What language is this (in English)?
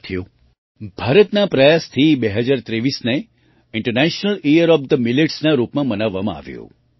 Gujarati